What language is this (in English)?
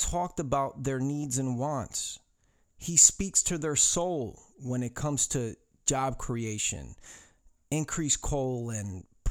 English